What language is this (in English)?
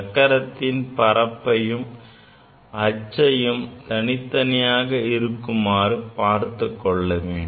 Tamil